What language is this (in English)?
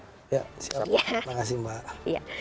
Indonesian